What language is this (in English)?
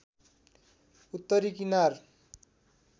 Nepali